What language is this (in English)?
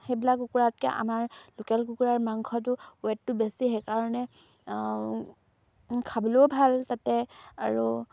Assamese